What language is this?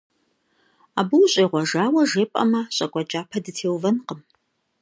Kabardian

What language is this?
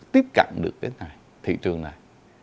Vietnamese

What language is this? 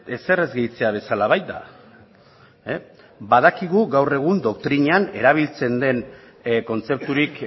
Basque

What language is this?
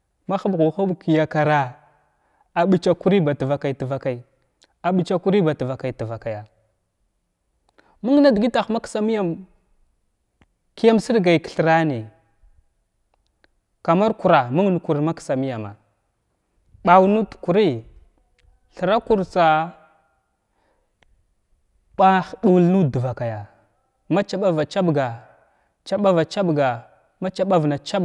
Glavda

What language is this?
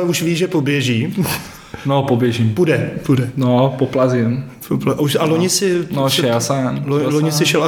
Czech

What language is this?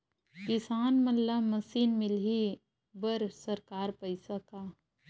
Chhattisgarhi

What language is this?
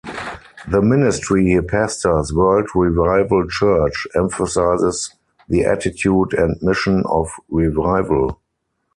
English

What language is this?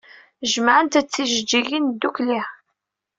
Kabyle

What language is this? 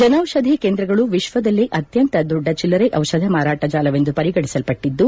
Kannada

